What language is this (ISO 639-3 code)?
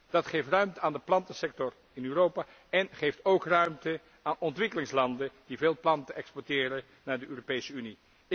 nld